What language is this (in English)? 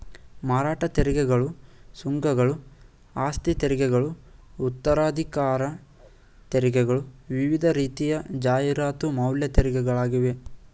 Kannada